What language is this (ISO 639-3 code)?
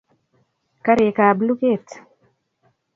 kln